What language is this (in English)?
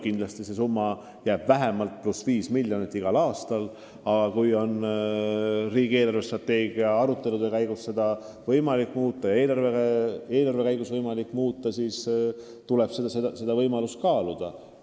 Estonian